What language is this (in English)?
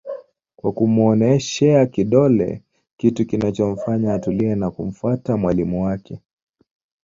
Swahili